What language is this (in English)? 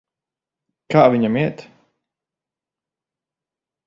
Latvian